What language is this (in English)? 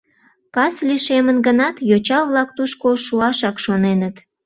Mari